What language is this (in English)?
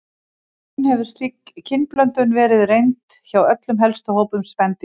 Icelandic